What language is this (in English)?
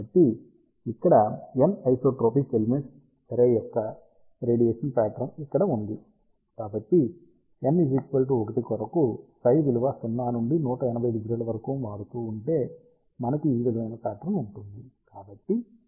Telugu